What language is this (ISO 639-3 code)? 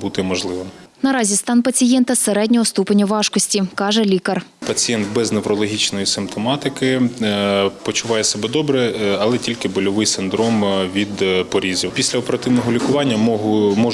ukr